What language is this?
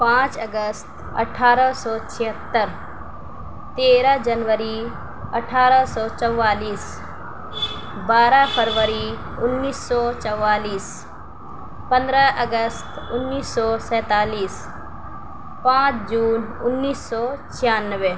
Urdu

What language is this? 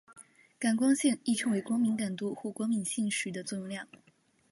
Chinese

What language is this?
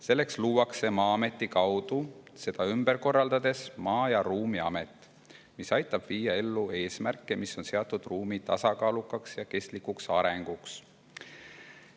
Estonian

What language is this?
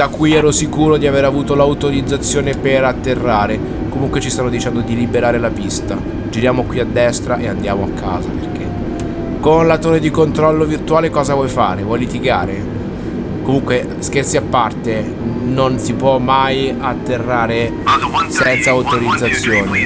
Italian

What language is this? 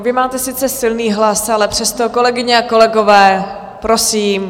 Czech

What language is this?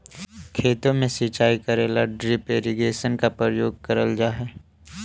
Magahi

